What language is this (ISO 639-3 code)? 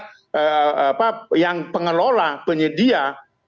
ind